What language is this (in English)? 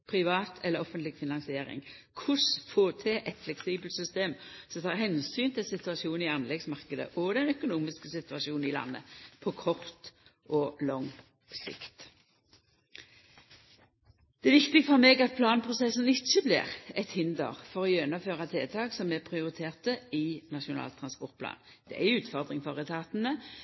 Norwegian Nynorsk